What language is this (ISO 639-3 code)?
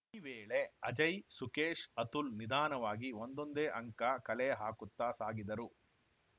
kan